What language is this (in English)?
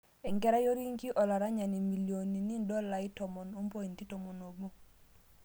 Masai